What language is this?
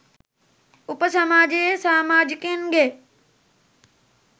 Sinhala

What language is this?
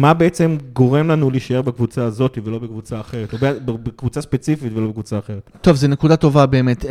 Hebrew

